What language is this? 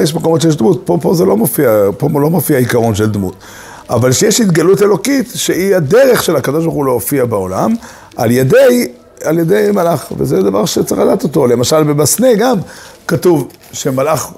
Hebrew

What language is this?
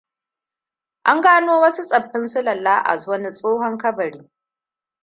Hausa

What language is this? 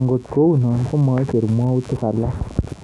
Kalenjin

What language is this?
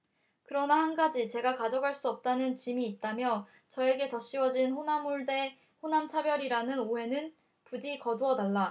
Korean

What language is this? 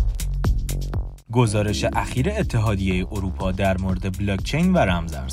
Persian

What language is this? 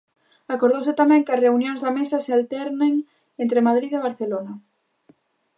Galician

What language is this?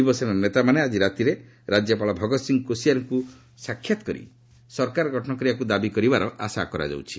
Odia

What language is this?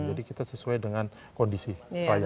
Indonesian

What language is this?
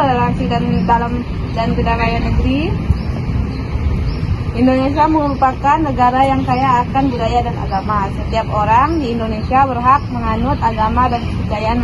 Indonesian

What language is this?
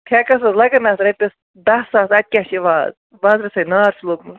Kashmiri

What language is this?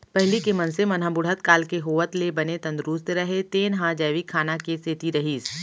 Chhattisgarhi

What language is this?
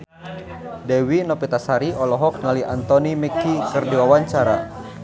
Sundanese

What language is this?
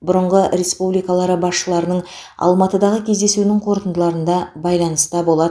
Kazakh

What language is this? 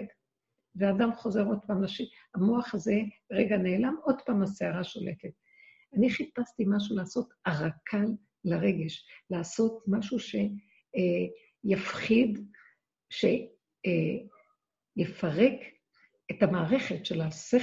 Hebrew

